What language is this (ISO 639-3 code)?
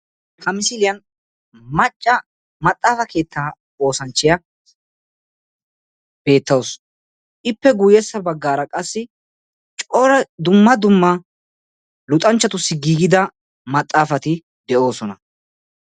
wal